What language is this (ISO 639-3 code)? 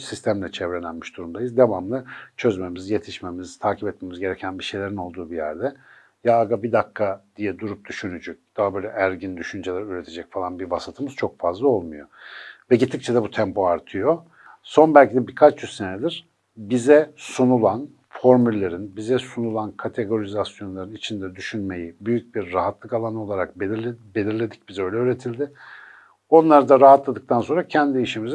tur